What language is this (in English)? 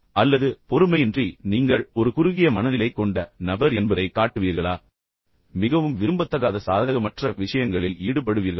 Tamil